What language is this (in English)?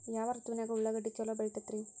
Kannada